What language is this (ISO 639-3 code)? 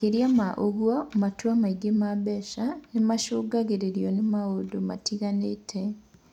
kik